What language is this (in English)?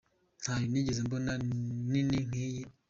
Kinyarwanda